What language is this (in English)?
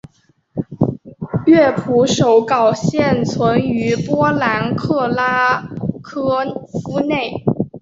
Chinese